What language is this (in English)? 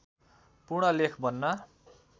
Nepali